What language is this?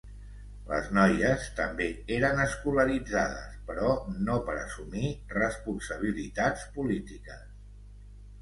Catalan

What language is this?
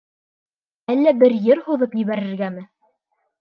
Bashkir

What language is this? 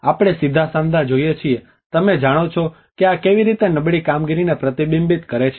Gujarati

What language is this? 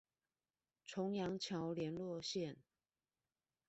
Chinese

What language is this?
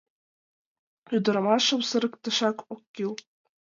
Mari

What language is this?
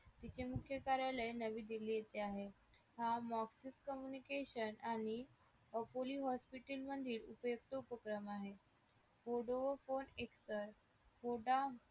Marathi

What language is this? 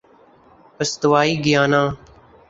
Urdu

